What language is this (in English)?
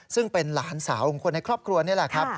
Thai